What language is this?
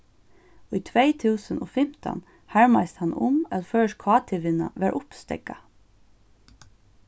Faroese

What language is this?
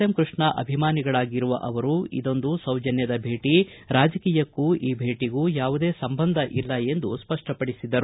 Kannada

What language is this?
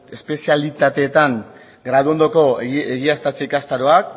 Basque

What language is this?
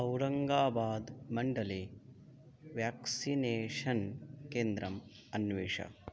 Sanskrit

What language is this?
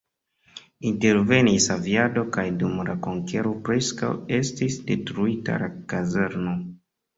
Esperanto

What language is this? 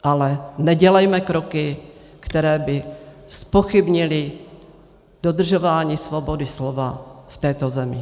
Czech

